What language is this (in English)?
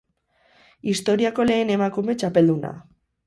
Basque